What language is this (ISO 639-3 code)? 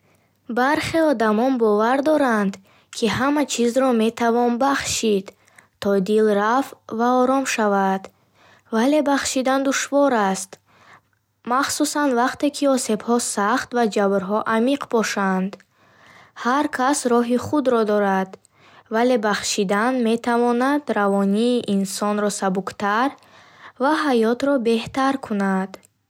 bhh